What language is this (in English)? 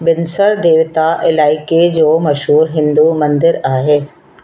Sindhi